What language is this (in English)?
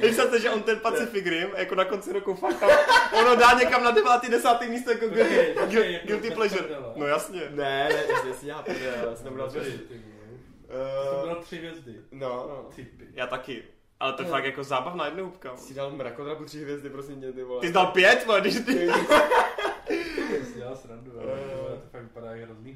Czech